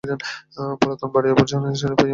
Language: Bangla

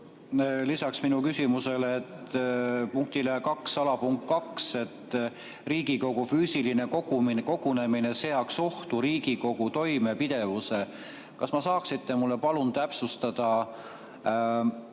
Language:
Estonian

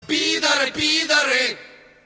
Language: Russian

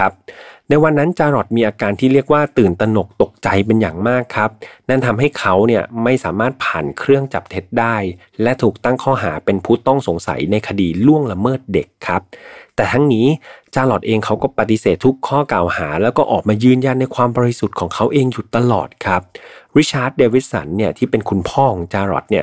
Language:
Thai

